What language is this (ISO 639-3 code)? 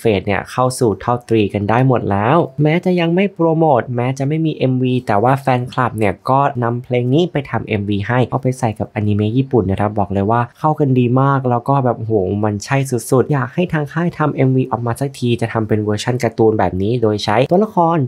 tha